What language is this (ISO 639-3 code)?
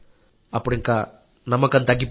tel